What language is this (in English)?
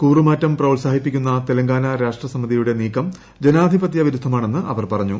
Malayalam